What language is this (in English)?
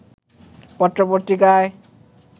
Bangla